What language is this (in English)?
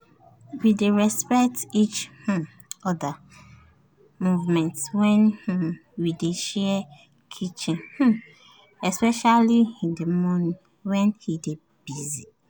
Nigerian Pidgin